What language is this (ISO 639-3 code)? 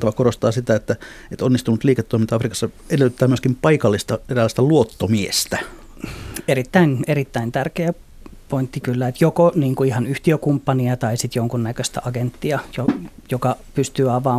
fin